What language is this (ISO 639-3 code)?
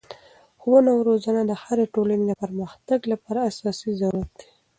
pus